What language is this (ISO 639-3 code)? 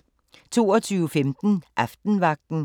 dan